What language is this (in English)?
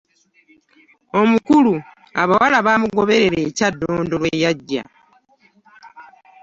Ganda